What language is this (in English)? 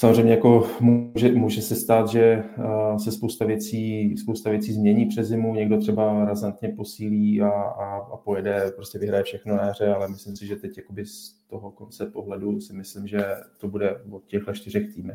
Czech